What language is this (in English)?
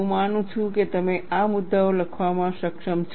Gujarati